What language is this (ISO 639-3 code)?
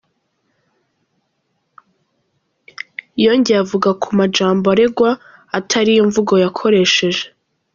kin